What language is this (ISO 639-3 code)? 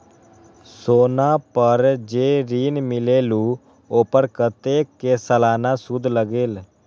mag